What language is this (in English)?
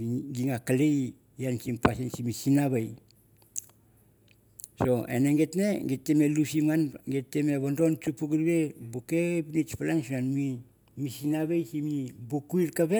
Mandara